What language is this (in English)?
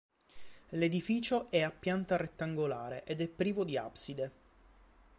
Italian